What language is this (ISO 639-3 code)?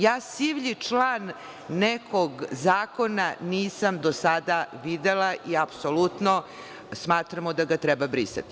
srp